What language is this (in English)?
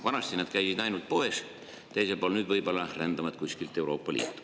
Estonian